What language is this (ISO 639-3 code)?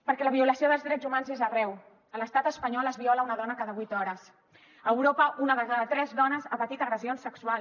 cat